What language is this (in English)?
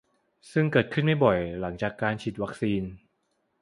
Thai